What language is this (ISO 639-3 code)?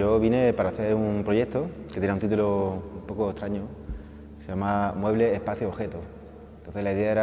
spa